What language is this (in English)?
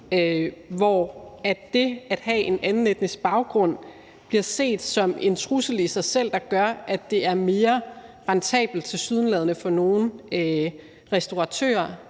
Danish